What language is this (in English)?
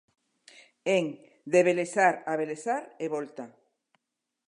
Galician